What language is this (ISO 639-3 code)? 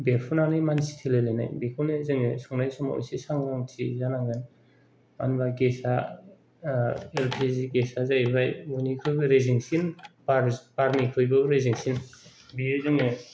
brx